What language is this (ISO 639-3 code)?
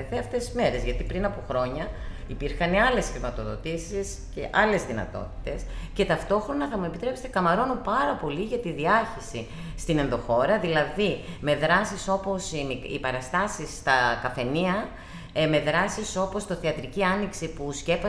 ell